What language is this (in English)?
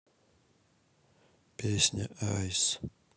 Russian